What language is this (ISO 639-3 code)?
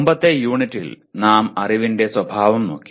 mal